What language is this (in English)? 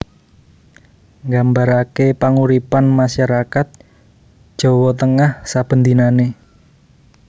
Javanese